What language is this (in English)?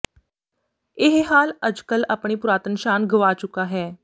Punjabi